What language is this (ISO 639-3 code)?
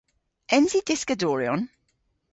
cor